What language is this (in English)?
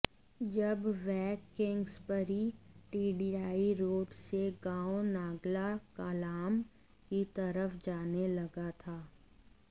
Hindi